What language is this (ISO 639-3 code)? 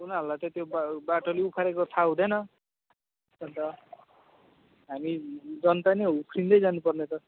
nep